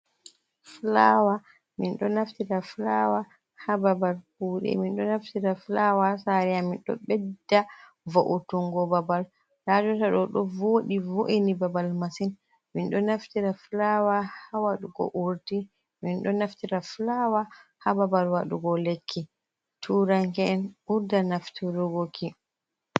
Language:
Fula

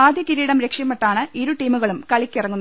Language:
Malayalam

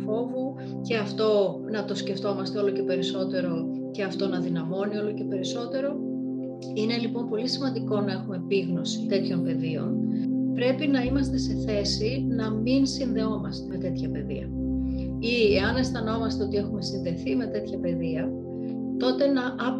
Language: Greek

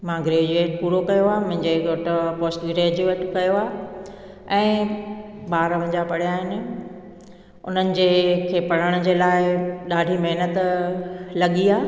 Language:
Sindhi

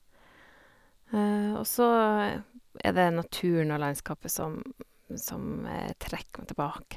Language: Norwegian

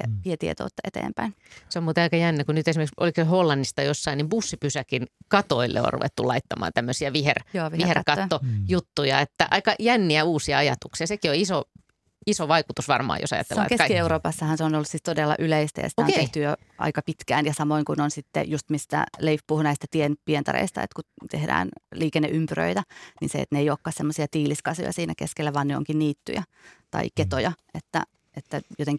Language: Finnish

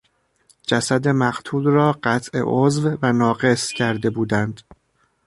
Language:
Persian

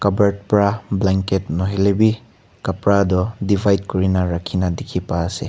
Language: Naga Pidgin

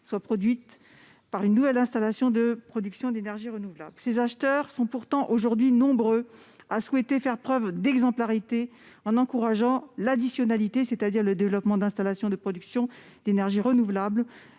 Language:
French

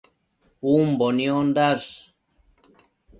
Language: Matsés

